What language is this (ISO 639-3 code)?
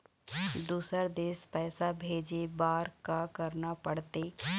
hne